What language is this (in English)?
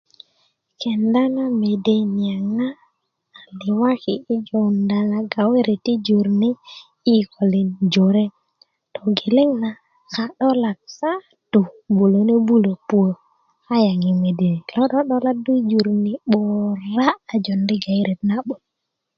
Kuku